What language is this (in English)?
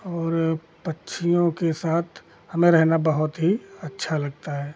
Hindi